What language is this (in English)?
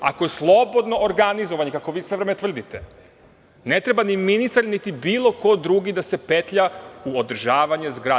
Serbian